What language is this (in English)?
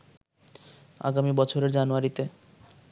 Bangla